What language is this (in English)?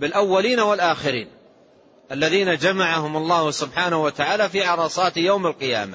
Arabic